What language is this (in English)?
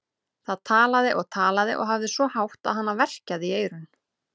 Icelandic